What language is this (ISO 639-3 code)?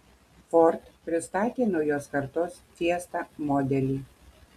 lit